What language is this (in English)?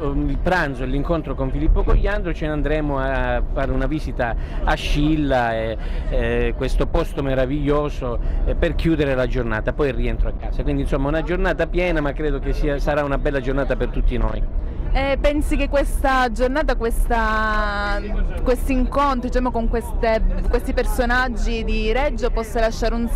Italian